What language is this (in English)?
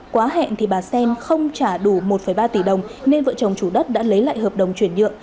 Vietnamese